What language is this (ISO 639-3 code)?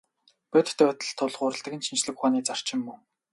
mon